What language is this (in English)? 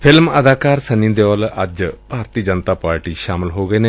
Punjabi